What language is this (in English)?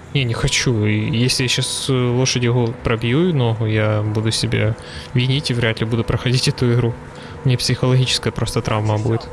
Russian